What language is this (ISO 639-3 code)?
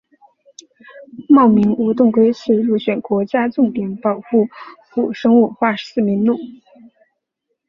zho